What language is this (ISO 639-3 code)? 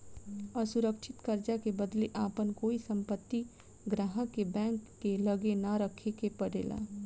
bho